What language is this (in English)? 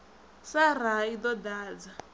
Venda